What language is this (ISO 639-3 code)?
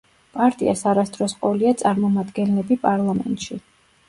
kat